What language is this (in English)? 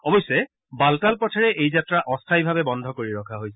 Assamese